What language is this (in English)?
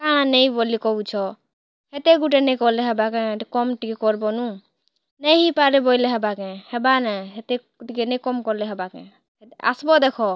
Odia